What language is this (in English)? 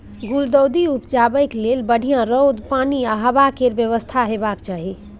Maithili